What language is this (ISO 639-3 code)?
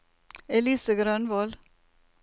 nor